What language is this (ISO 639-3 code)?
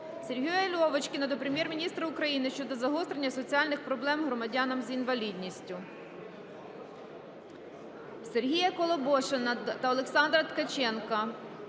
ukr